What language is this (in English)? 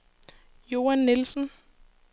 Danish